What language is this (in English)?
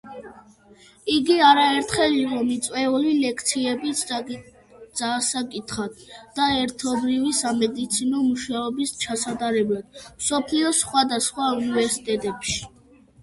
Georgian